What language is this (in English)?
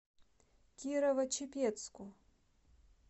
Russian